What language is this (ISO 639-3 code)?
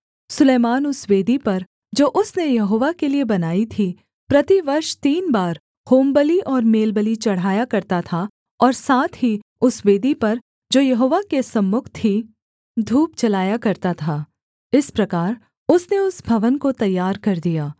hin